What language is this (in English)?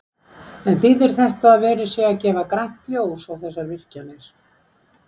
Icelandic